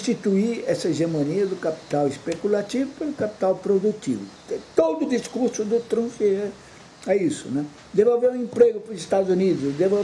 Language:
Portuguese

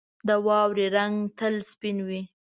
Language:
Pashto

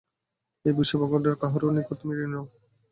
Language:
Bangla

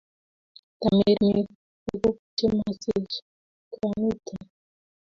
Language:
Kalenjin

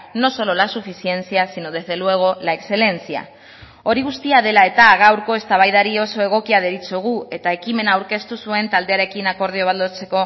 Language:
Basque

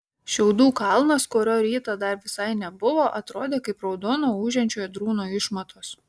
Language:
Lithuanian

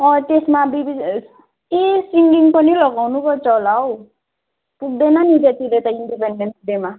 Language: Nepali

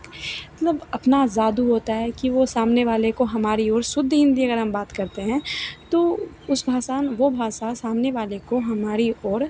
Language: Hindi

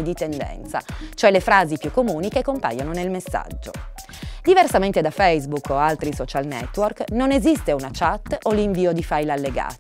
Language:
Italian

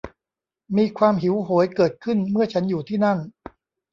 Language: Thai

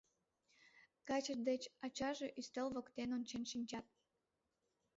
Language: Mari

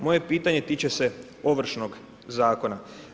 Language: Croatian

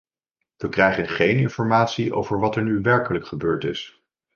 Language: Dutch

